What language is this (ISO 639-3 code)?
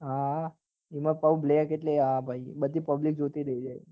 guj